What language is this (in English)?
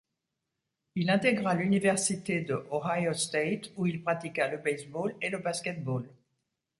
French